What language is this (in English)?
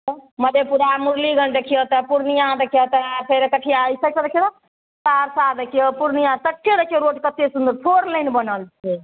Maithili